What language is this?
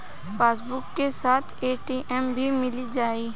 Bhojpuri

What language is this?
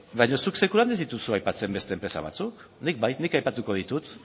Basque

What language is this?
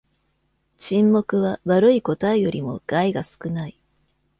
Japanese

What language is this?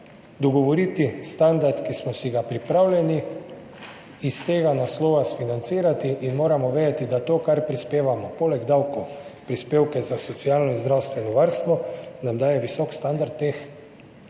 Slovenian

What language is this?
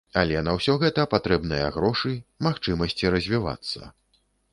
Belarusian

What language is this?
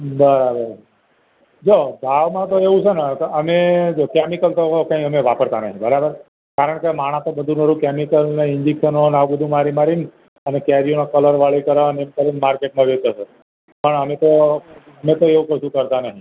Gujarati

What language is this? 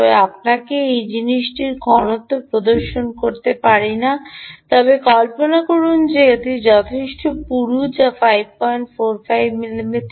Bangla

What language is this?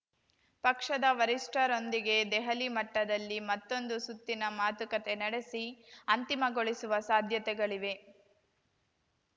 Kannada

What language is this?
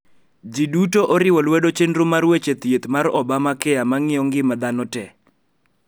Luo (Kenya and Tanzania)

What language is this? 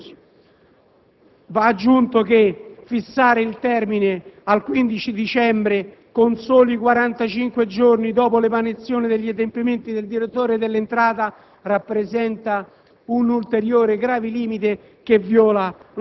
Italian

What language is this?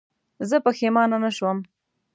Pashto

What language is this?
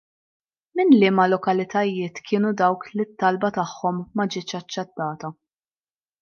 Maltese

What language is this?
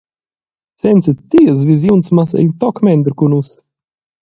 Romansh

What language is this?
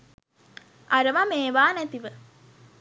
Sinhala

